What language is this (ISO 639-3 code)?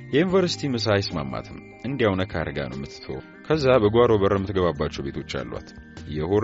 ara